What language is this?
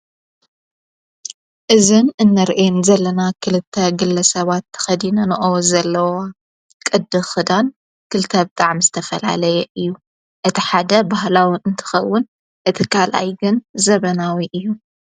Tigrinya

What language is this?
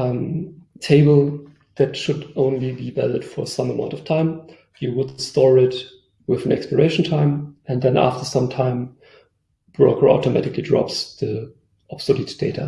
English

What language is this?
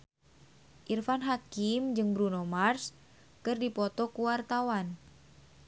Sundanese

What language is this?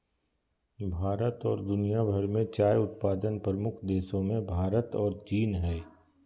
Magahi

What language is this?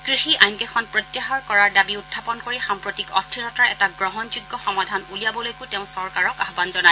Assamese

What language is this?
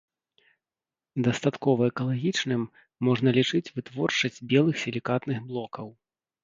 Belarusian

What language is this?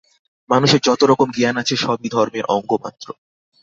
Bangla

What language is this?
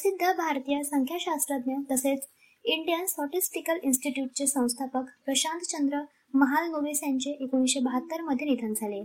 Marathi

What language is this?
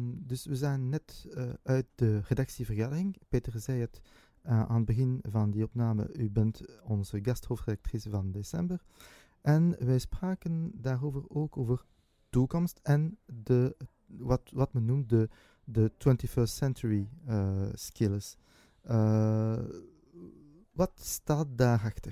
Dutch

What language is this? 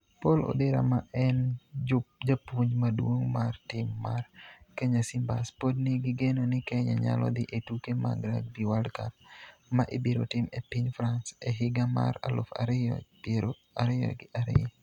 Luo (Kenya and Tanzania)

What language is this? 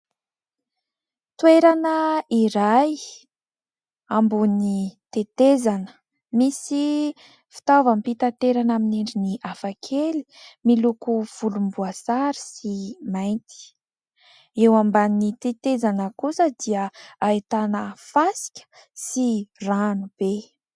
Malagasy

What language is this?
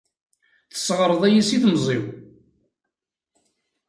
Kabyle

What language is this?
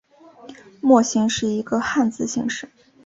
Chinese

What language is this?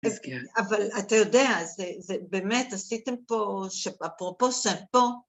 Hebrew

